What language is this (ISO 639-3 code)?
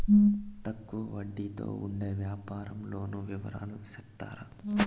tel